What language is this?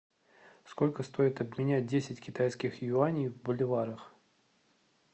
Russian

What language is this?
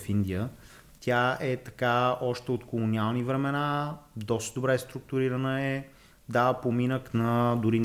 Bulgarian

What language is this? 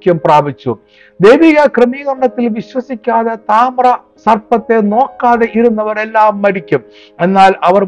Malayalam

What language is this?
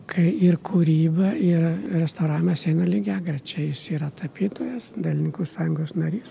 Lithuanian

